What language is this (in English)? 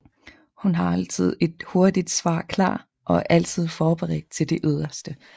Danish